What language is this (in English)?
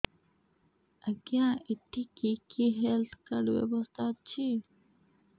Odia